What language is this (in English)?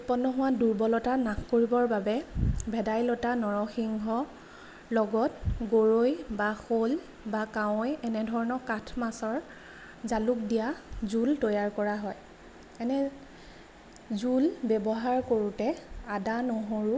Assamese